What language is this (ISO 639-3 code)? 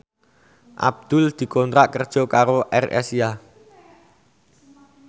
jav